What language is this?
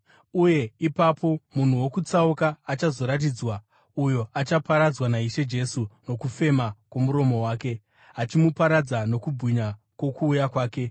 Shona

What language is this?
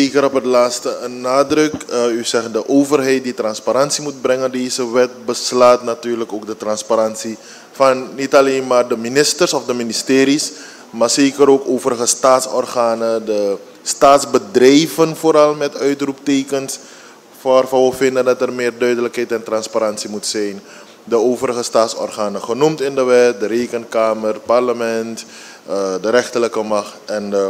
Dutch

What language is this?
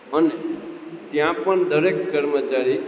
Gujarati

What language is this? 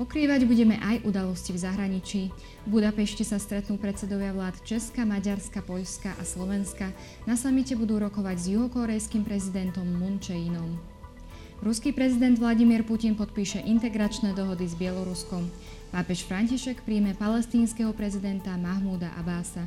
Slovak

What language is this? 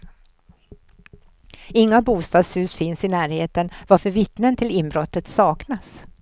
Swedish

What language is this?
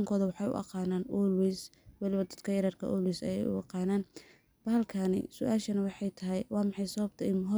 Somali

